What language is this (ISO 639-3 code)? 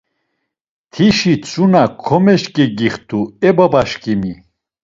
lzz